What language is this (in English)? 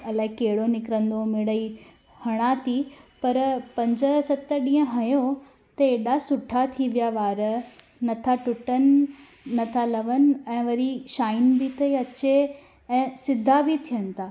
Sindhi